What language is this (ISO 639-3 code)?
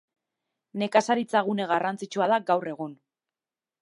eus